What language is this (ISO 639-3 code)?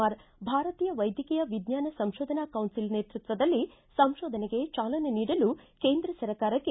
kan